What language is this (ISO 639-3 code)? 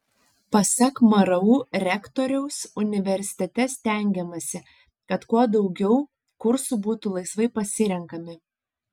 lit